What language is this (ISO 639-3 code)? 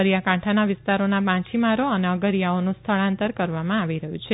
guj